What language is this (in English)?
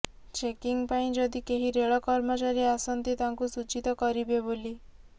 Odia